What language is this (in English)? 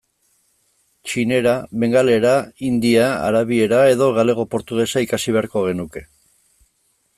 Basque